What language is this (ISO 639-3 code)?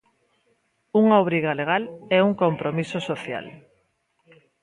glg